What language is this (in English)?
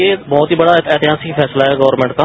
Hindi